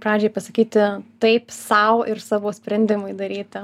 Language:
Lithuanian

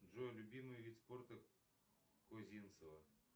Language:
Russian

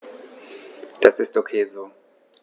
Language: German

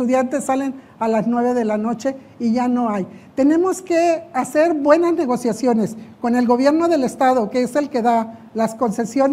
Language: Spanish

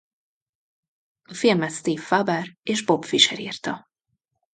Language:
Hungarian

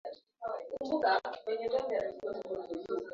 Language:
Swahili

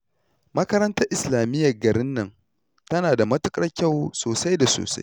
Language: Hausa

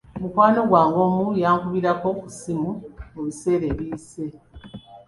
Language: Ganda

